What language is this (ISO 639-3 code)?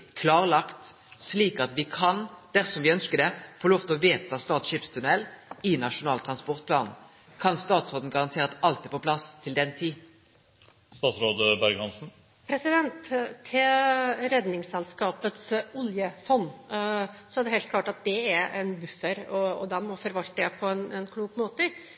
nor